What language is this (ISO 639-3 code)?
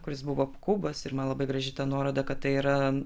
lit